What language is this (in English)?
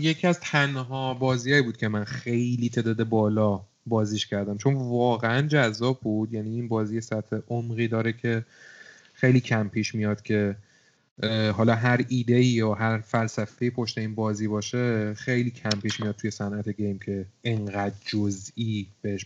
Persian